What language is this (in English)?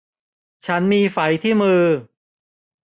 Thai